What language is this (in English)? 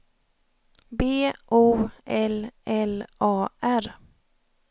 Swedish